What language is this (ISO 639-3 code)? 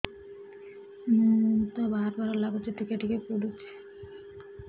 ori